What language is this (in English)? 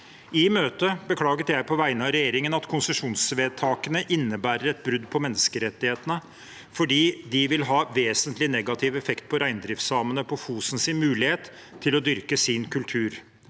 Norwegian